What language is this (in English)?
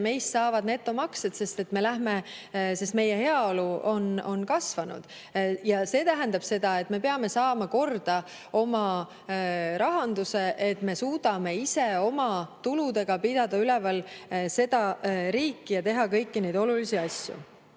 Estonian